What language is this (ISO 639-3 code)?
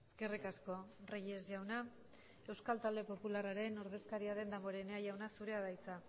eus